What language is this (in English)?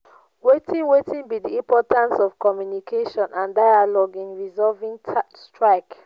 Nigerian Pidgin